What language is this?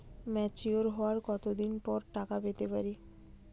Bangla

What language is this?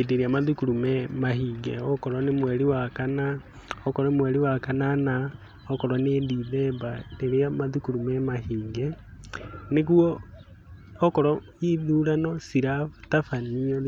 Kikuyu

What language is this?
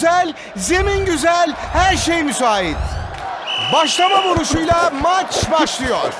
Turkish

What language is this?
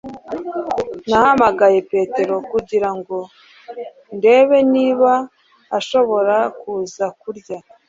Kinyarwanda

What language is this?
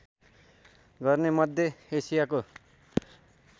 Nepali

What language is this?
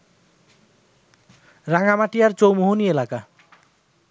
Bangla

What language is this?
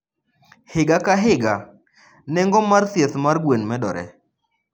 Luo (Kenya and Tanzania)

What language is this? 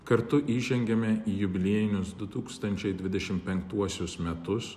Lithuanian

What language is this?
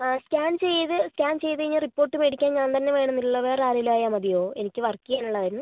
Malayalam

